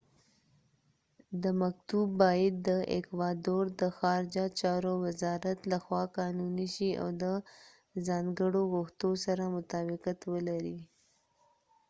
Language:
Pashto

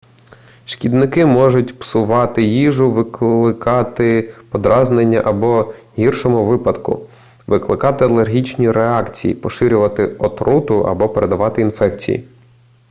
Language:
Ukrainian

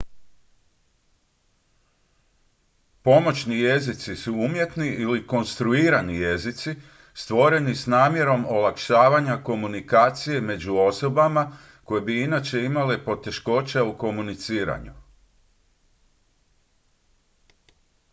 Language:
Croatian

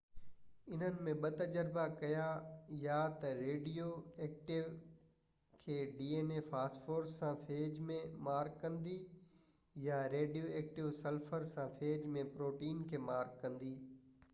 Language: Sindhi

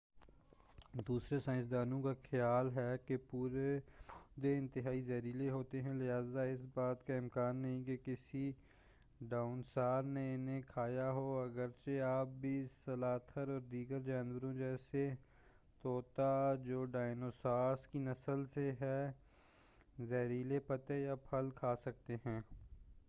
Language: Urdu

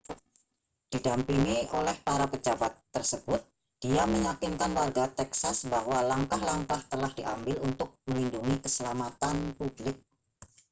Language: Indonesian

